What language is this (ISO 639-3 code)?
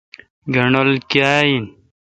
xka